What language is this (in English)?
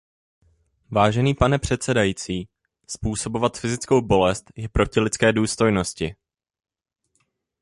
Czech